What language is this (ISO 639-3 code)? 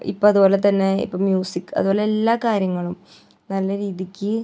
mal